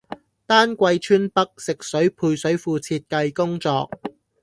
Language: Cantonese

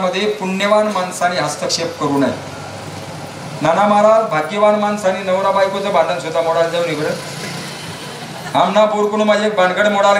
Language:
Arabic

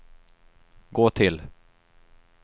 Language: Swedish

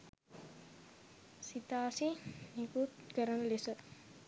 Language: Sinhala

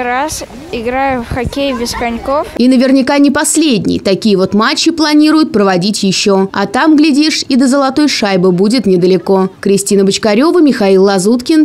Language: Russian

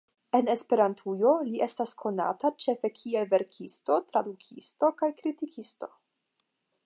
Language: Esperanto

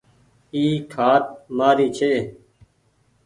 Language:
Goaria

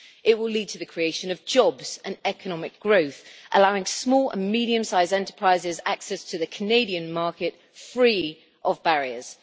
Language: English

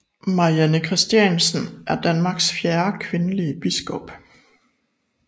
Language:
Danish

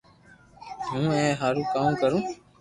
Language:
Loarki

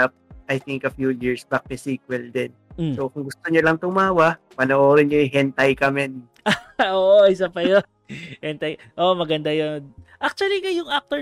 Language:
Filipino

